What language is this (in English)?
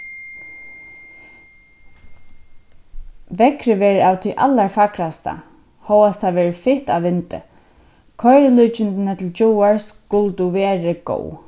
Faroese